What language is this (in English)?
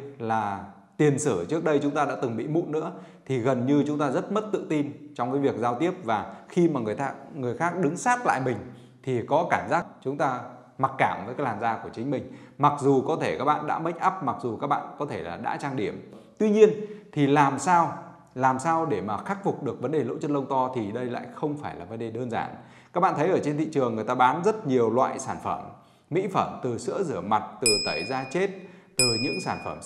Vietnamese